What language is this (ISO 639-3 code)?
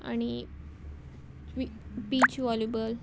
kok